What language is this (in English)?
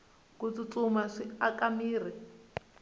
Tsonga